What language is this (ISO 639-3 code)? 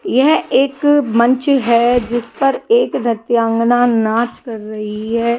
hin